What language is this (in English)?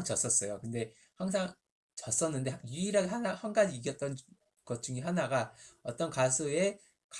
Korean